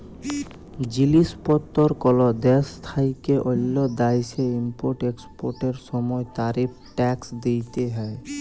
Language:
Bangla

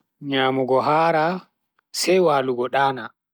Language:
Bagirmi Fulfulde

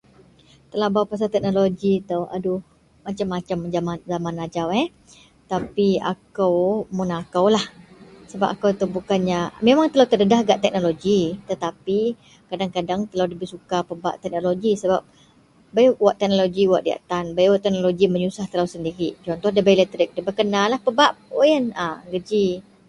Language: Central Melanau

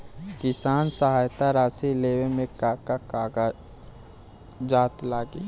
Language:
Bhojpuri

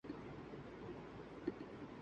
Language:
Urdu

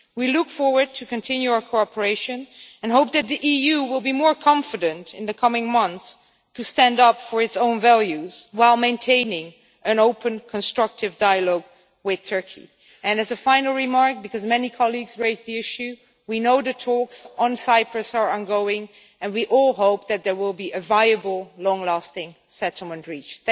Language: English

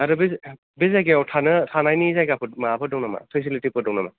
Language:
Bodo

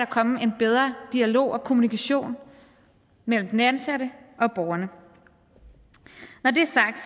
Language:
Danish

